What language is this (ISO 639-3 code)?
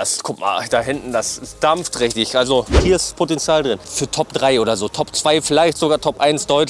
deu